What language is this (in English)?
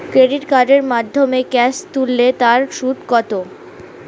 Bangla